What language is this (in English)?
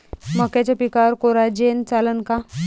Marathi